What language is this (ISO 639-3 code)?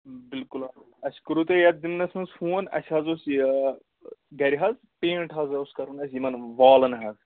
kas